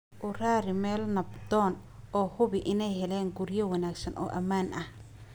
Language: Somali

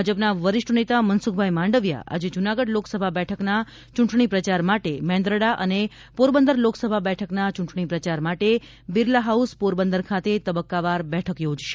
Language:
Gujarati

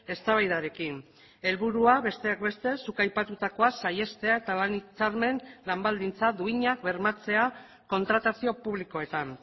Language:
Basque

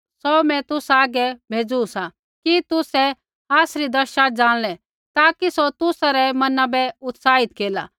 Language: Kullu Pahari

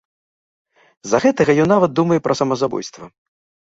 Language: Belarusian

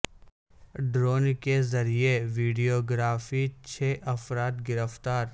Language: Urdu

